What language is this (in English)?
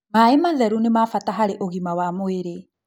Kikuyu